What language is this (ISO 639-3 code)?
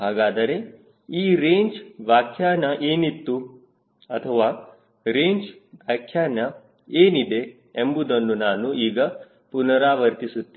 kan